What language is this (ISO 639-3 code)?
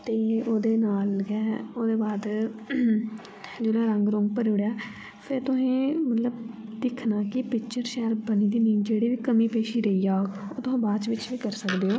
doi